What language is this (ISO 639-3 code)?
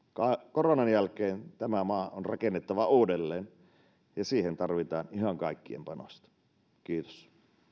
fin